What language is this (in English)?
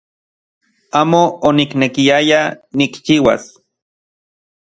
Central Puebla Nahuatl